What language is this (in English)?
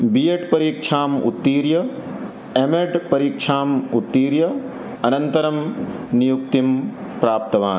Sanskrit